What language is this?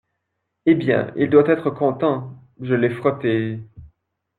French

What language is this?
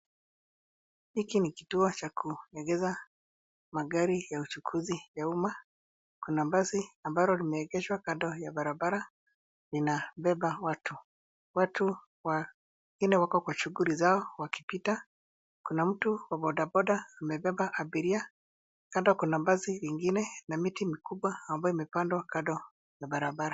Swahili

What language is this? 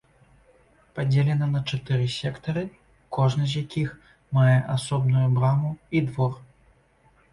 Belarusian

